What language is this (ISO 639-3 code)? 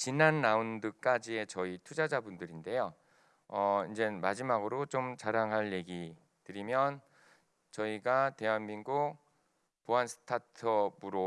kor